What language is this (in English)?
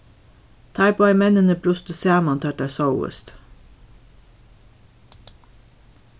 Faroese